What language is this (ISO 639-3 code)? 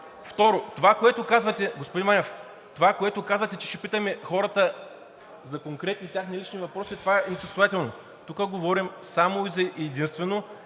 bul